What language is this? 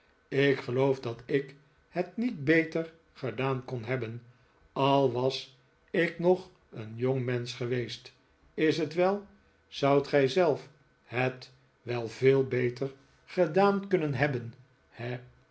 Dutch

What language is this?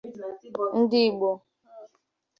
Igbo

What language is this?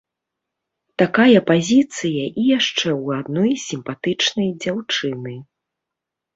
Belarusian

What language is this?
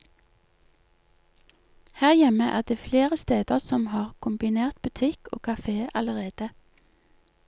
Norwegian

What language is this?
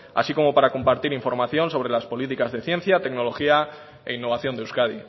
Spanish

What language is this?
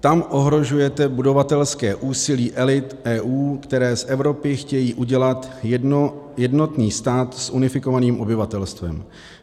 Czech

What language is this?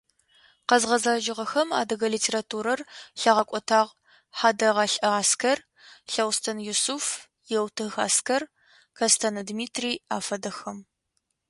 Adyghe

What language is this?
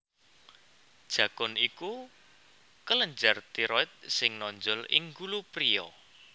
Javanese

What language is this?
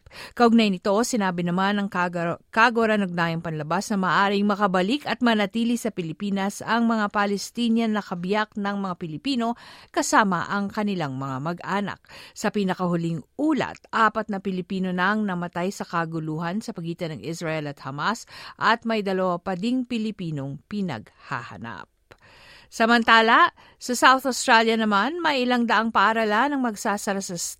Filipino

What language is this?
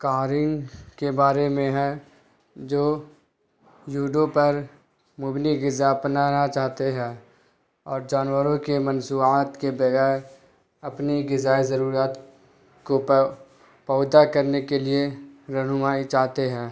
Urdu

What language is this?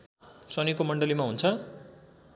Nepali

